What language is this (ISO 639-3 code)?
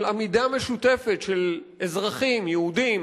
heb